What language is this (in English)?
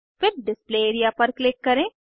Hindi